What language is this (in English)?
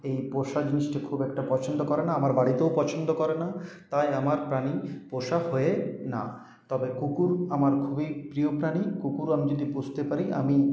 Bangla